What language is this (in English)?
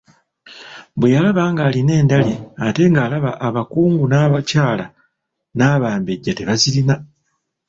Ganda